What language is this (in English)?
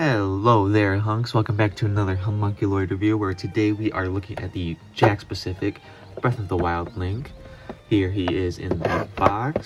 English